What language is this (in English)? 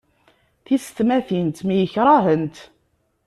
Kabyle